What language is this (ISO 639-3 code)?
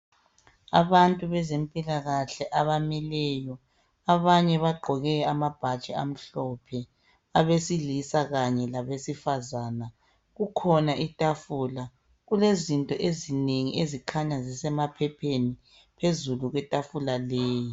nde